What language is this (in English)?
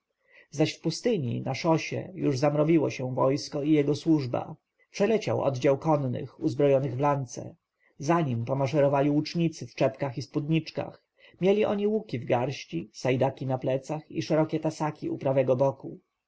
Polish